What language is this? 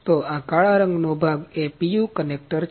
Gujarati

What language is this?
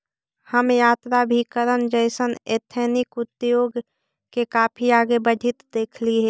Magahi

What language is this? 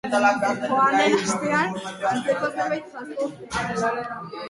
Basque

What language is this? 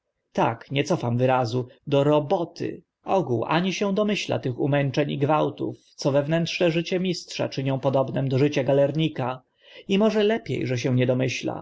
Polish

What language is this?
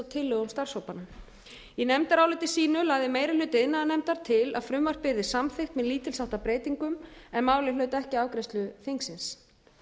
Icelandic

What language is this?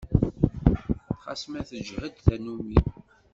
Kabyle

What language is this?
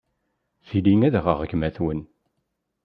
Kabyle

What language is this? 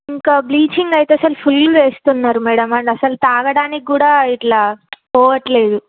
Telugu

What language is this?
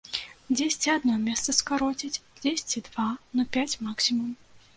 Belarusian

